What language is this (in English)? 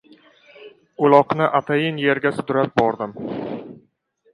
Uzbek